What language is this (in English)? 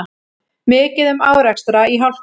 Icelandic